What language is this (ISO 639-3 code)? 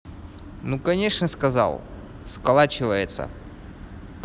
rus